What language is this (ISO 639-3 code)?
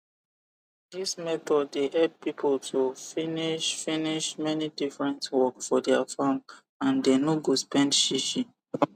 pcm